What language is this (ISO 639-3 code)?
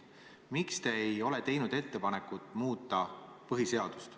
est